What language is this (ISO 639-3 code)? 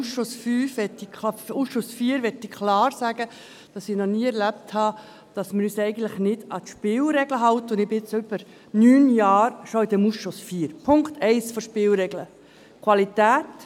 gsw